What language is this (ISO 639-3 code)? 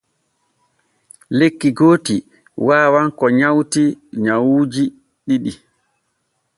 fue